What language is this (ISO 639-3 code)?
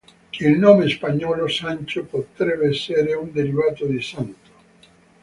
ita